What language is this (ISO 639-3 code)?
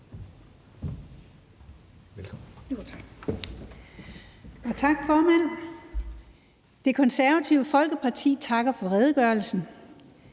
dan